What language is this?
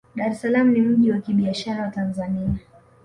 Swahili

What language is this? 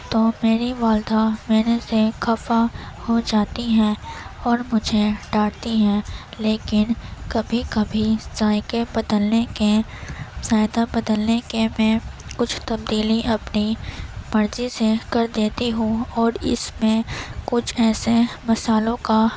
Urdu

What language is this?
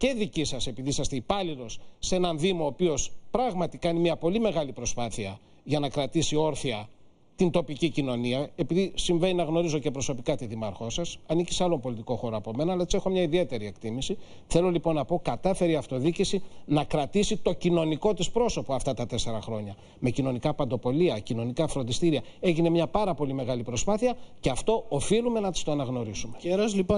Greek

